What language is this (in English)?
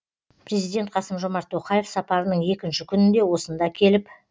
Kazakh